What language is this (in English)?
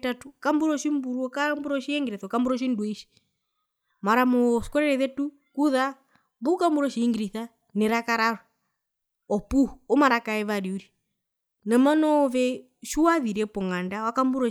Herero